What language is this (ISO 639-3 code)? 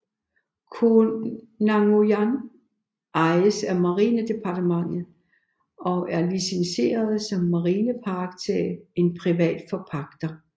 dan